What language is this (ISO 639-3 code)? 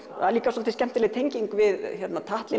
isl